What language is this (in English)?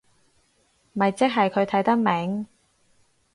Cantonese